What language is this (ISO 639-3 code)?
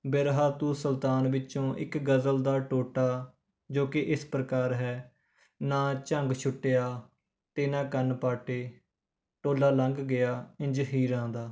pan